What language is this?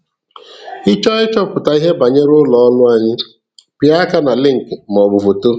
Igbo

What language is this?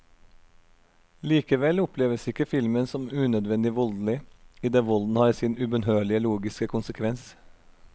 Norwegian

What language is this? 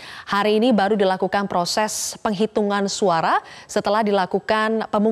Indonesian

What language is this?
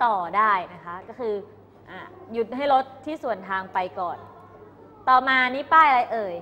Thai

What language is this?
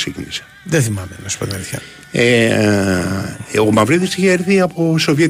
Greek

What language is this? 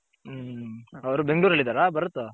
Kannada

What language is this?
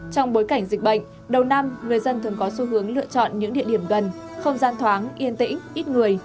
Vietnamese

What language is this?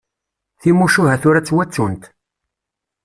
Kabyle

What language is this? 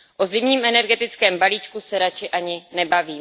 Czech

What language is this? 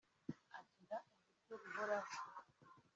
Kinyarwanda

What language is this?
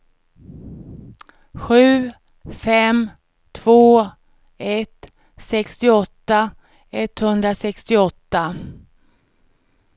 Swedish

